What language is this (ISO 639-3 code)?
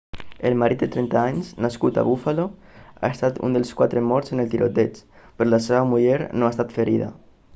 cat